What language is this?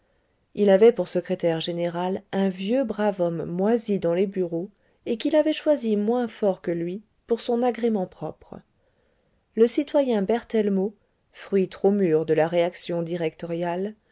French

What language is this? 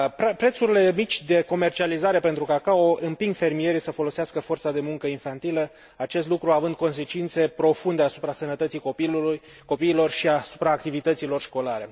Romanian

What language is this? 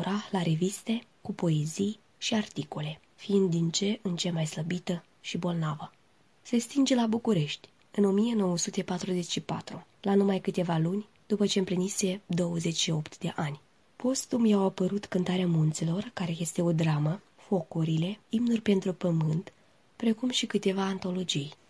Romanian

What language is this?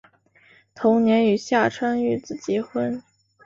Chinese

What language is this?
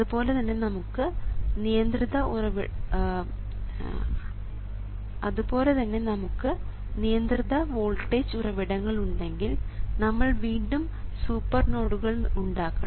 Malayalam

